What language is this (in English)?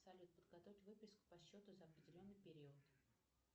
Russian